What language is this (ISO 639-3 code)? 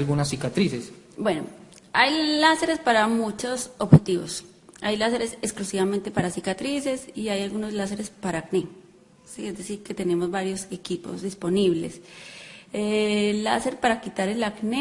spa